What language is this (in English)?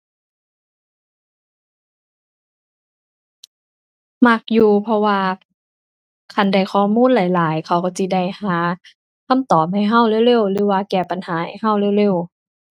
Thai